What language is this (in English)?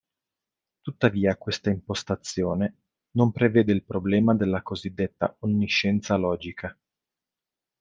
Italian